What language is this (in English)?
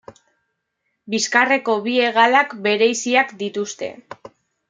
Basque